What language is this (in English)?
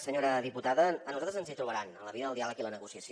Catalan